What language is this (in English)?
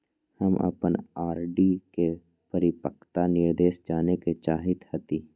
Magahi